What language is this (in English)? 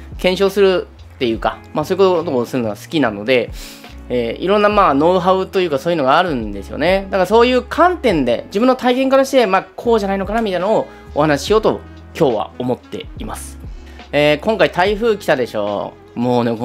Japanese